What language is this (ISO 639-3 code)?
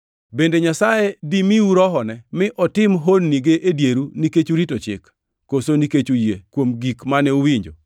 luo